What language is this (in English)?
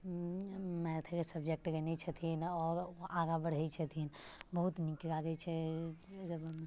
Maithili